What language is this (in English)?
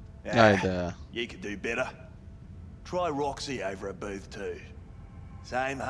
Turkish